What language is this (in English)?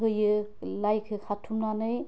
Bodo